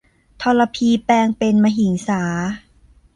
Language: Thai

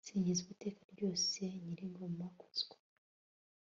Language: Kinyarwanda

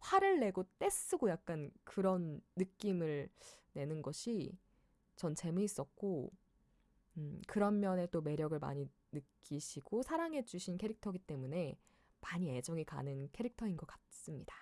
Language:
Korean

